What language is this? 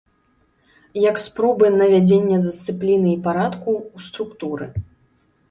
Belarusian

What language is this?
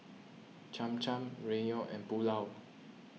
English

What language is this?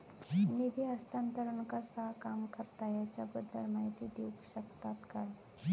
Marathi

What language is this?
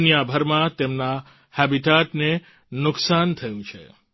Gujarati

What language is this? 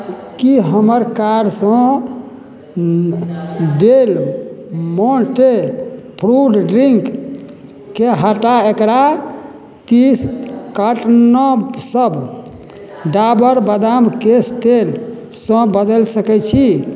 Maithili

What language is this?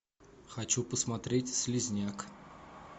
Russian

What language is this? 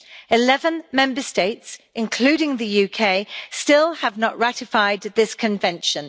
English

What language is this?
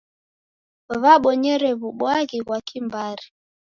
Taita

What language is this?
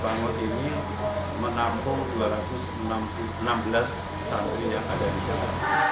Indonesian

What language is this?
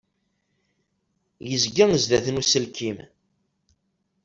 Kabyle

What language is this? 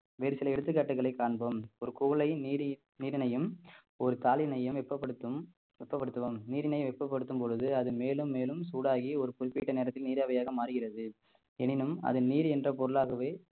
Tamil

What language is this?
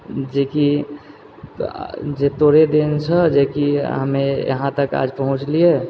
Maithili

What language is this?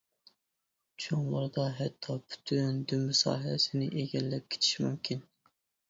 Uyghur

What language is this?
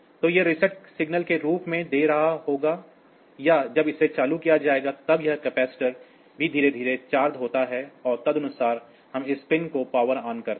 Hindi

